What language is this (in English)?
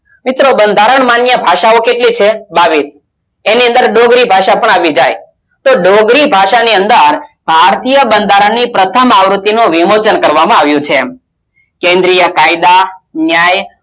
Gujarati